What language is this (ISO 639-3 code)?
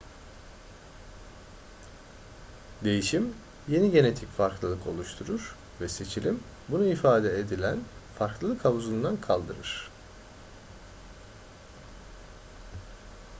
tur